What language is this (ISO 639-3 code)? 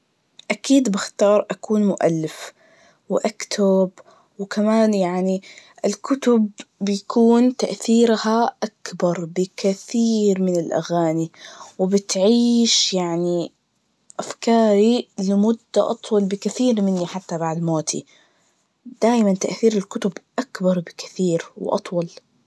ars